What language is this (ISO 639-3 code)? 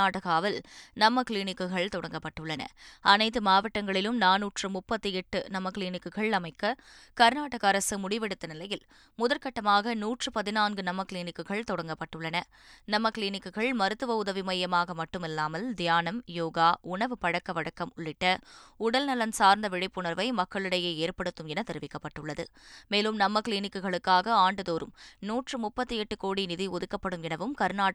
tam